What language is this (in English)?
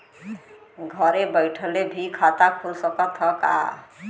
Bhojpuri